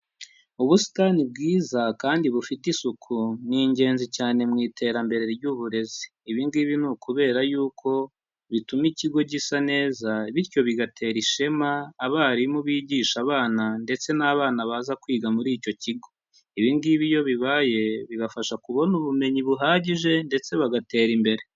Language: Kinyarwanda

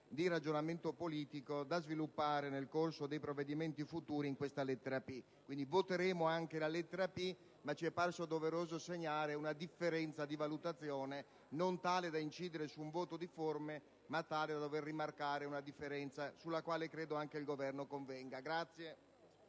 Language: Italian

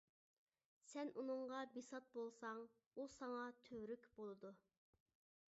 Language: Uyghur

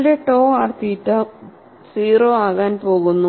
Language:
Malayalam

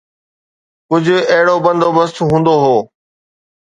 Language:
Sindhi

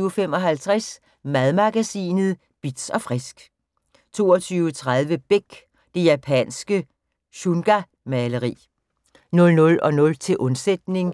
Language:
Danish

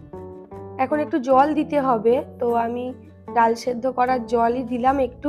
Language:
Romanian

